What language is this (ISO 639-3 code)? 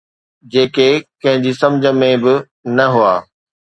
snd